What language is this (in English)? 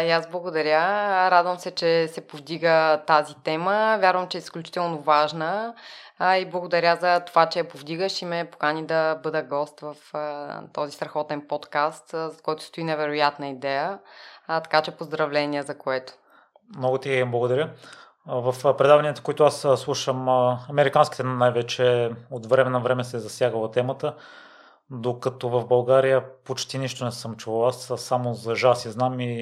Bulgarian